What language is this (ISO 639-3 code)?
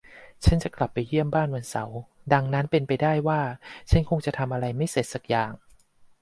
tha